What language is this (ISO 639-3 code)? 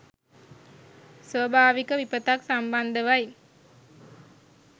sin